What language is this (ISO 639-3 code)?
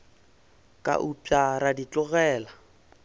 nso